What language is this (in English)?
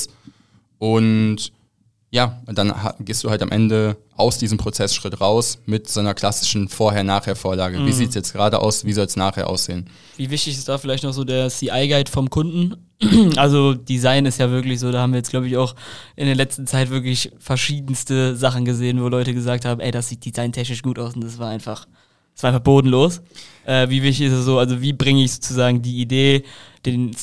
German